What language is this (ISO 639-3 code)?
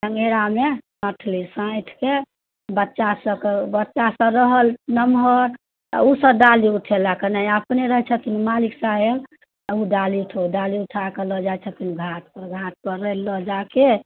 mai